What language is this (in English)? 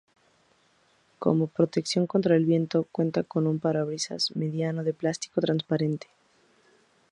Spanish